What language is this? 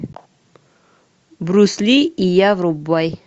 Russian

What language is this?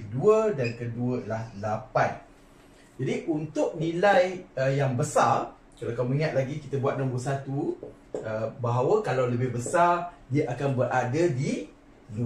Malay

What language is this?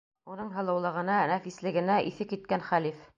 Bashkir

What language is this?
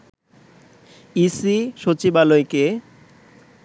Bangla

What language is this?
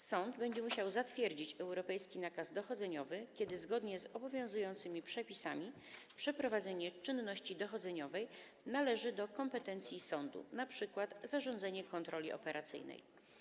Polish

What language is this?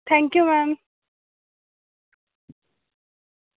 Dogri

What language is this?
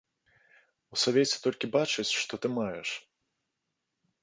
Belarusian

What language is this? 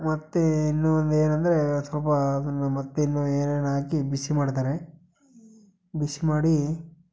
Kannada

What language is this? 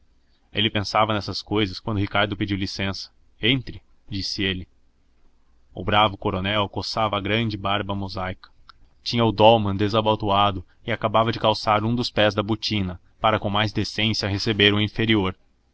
Portuguese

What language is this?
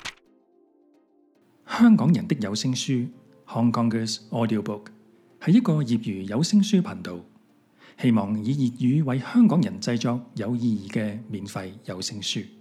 Chinese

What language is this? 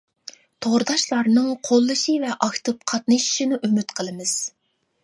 Uyghur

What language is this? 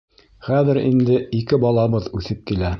Bashkir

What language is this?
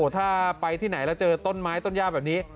Thai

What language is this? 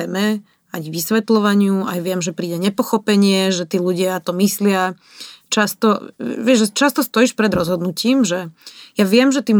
Slovak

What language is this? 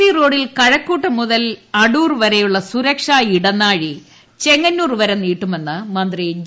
Malayalam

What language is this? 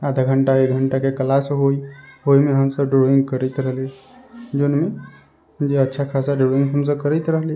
Maithili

